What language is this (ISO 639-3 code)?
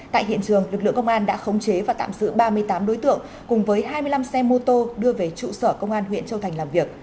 vie